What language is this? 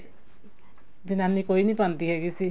Punjabi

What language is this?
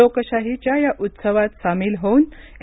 Marathi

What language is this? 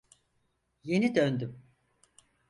Turkish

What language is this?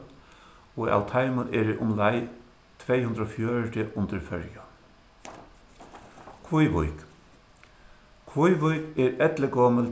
Faroese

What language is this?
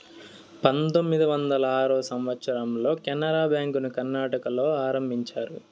Telugu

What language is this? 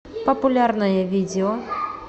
Russian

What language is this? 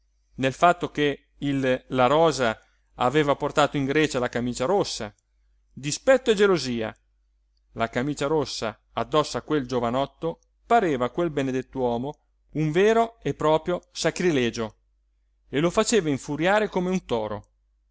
Italian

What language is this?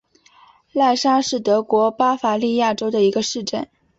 Chinese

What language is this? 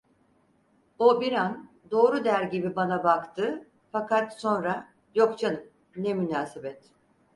Turkish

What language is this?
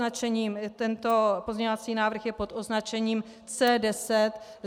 Czech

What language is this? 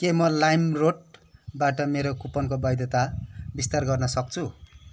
Nepali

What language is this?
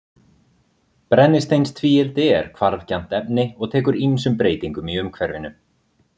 Icelandic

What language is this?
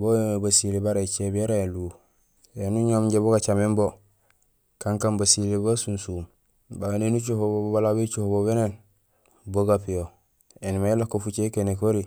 Gusilay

